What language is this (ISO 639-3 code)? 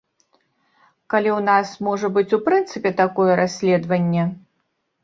bel